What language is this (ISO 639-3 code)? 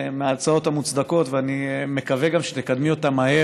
heb